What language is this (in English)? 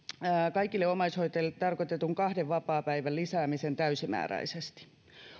Finnish